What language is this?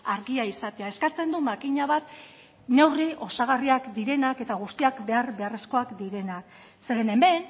Basque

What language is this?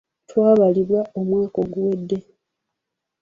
Ganda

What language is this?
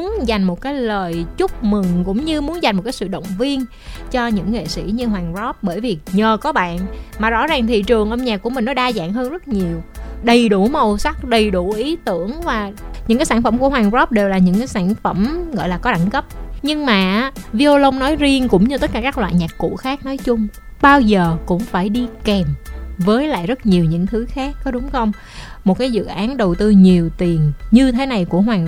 Vietnamese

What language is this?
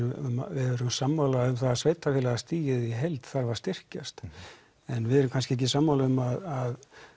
Icelandic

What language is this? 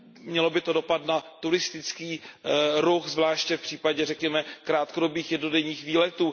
Czech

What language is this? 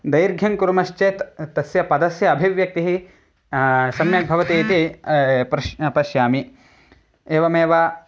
Sanskrit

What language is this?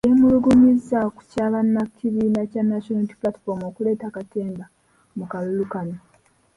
Ganda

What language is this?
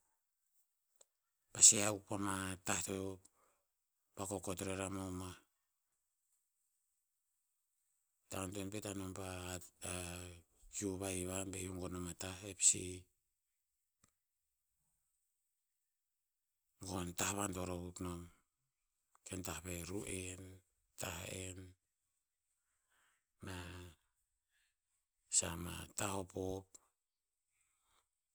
Tinputz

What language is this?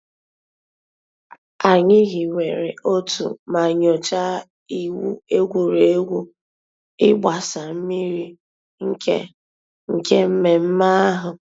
Igbo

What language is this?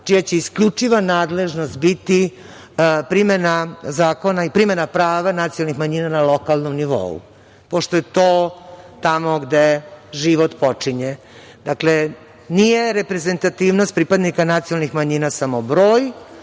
Serbian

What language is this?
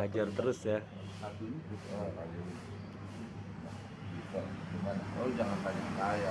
Indonesian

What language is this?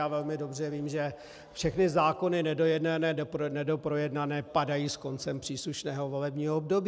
Czech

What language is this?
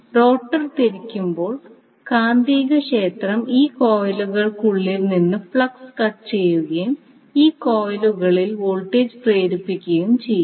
Malayalam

